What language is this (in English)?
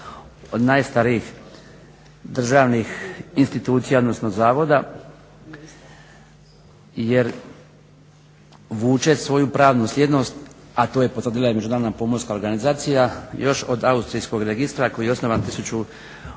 Croatian